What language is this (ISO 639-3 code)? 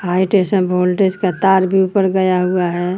hin